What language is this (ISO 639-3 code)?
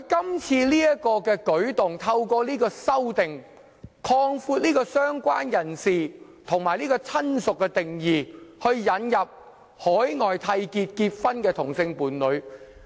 yue